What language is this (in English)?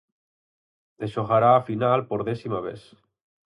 Galician